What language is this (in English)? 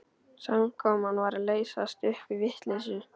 Icelandic